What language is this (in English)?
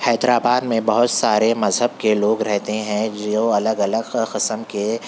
Urdu